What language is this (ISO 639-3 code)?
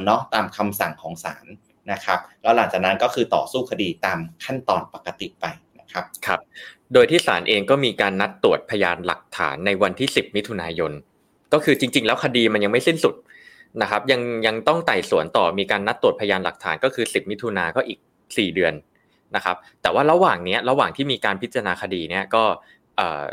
tha